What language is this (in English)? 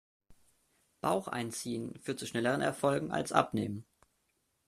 German